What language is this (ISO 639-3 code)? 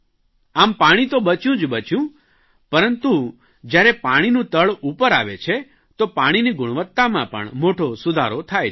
guj